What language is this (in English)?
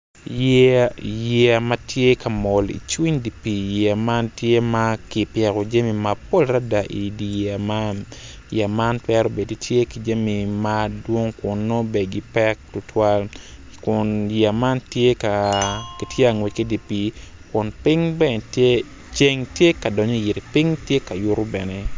Acoli